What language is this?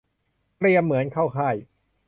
Thai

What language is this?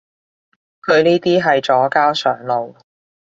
Cantonese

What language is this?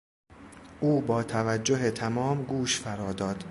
Persian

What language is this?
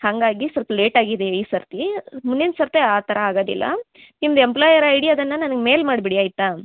Kannada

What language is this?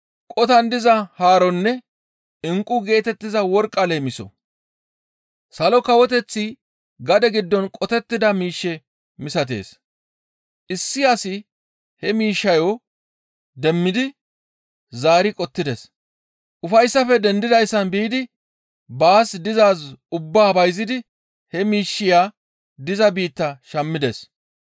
Gamo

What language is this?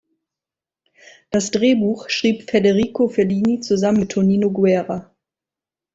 German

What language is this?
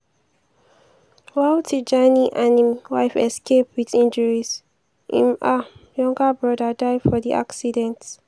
Nigerian Pidgin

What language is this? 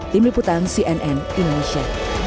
Indonesian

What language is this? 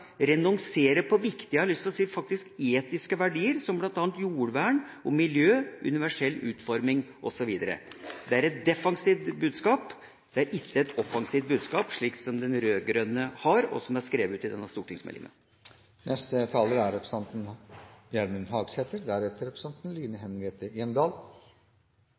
Norwegian Bokmål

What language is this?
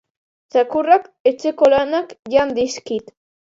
Basque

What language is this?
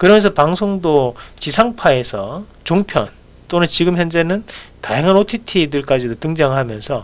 Korean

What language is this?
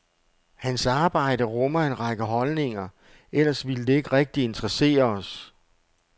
Danish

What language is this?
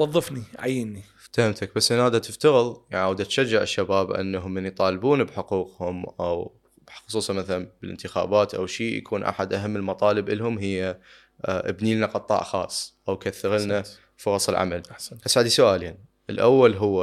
Arabic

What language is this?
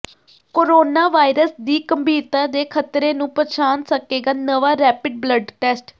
Punjabi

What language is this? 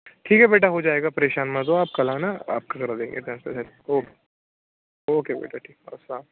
Urdu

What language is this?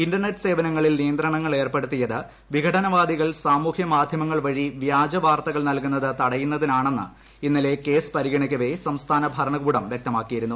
Malayalam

